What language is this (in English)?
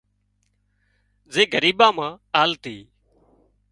Wadiyara Koli